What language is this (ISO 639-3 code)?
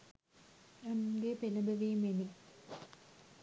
sin